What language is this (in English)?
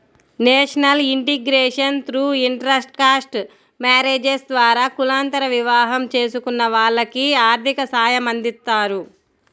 Telugu